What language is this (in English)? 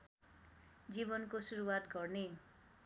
Nepali